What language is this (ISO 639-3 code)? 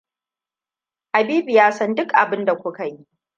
hau